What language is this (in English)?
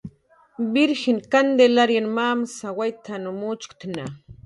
Jaqaru